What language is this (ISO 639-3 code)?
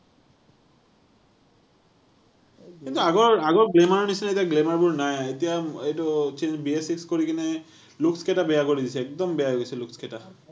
asm